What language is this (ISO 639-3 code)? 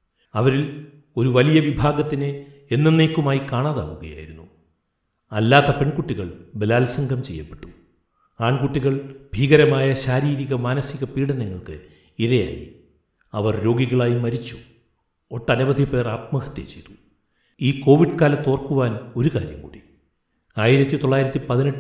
mal